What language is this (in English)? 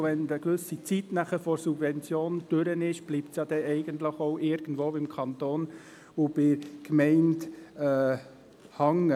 Swiss German